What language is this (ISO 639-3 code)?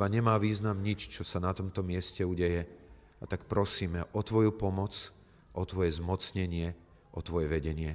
slk